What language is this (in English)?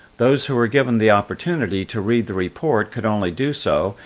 English